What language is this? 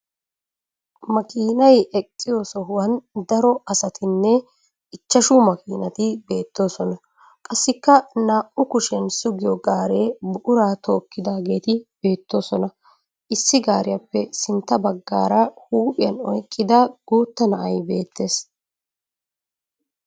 Wolaytta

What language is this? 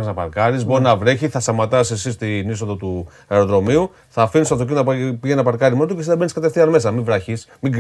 Greek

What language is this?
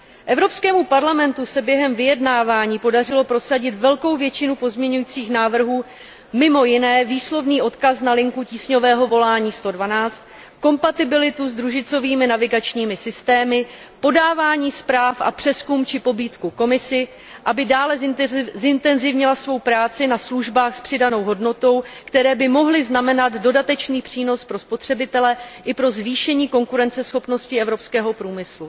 Czech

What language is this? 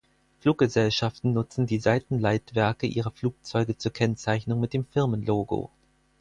German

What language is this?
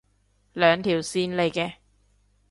Cantonese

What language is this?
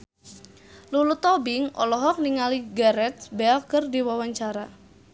Sundanese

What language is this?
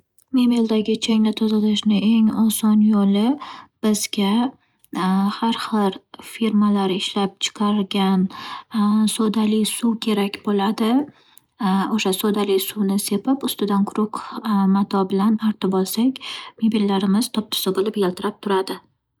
Uzbek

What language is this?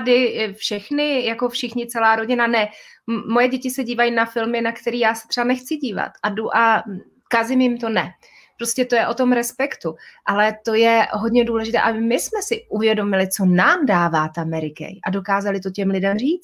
Czech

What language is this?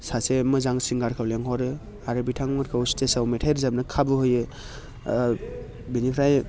Bodo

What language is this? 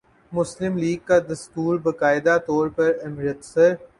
Urdu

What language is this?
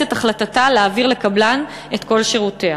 Hebrew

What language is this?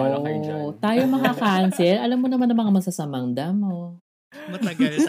Filipino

